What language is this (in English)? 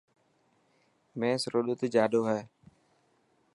Dhatki